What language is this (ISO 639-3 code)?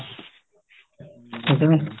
pan